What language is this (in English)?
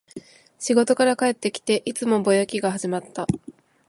Japanese